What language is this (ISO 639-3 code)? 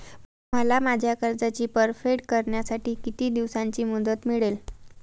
mar